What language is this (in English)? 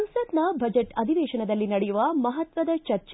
Kannada